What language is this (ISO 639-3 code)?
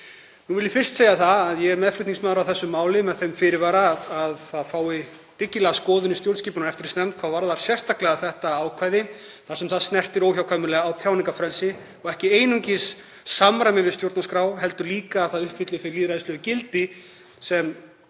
isl